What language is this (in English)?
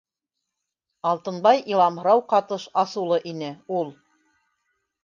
Bashkir